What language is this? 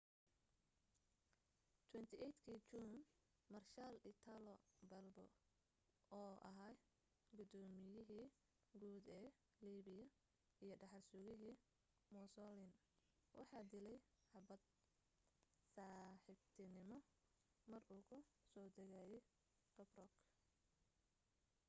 Somali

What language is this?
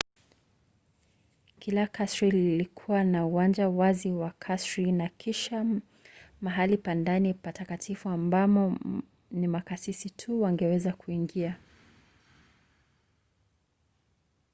Swahili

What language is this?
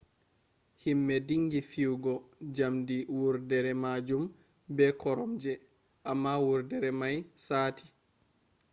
Fula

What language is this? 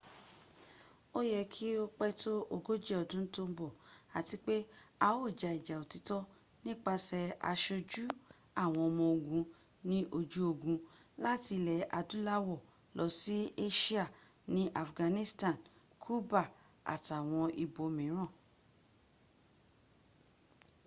Yoruba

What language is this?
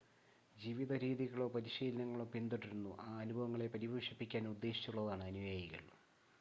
Malayalam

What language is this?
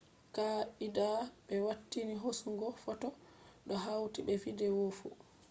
Fula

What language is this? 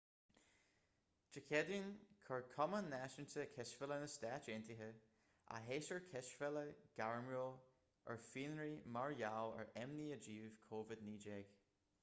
Irish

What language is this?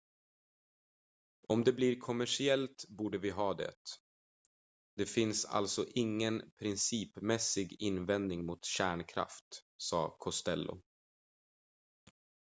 Swedish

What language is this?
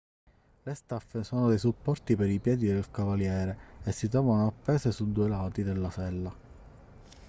Italian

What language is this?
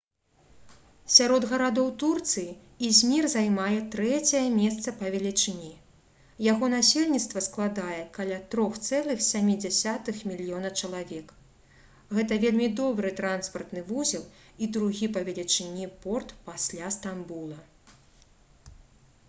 Belarusian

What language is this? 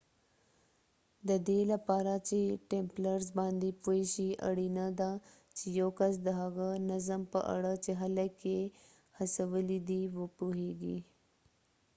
Pashto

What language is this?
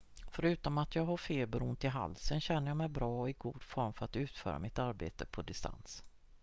Swedish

